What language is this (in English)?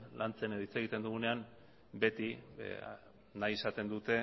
Basque